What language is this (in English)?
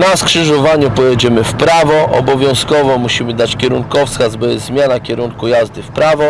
Polish